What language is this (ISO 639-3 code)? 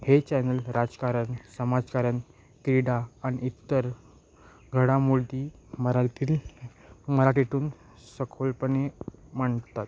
mar